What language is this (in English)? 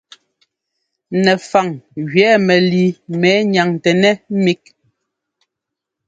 Ngomba